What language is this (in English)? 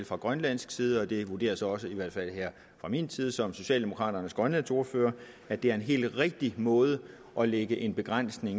Danish